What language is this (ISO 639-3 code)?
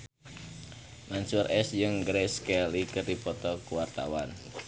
sun